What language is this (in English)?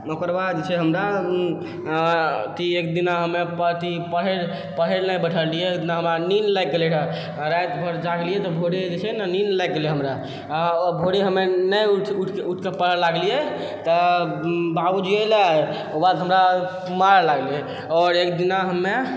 Maithili